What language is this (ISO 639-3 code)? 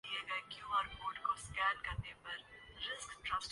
urd